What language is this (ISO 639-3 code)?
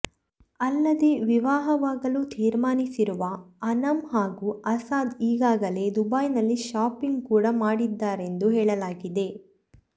kan